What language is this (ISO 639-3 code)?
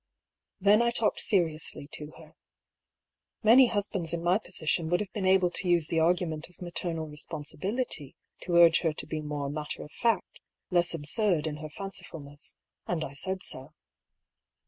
eng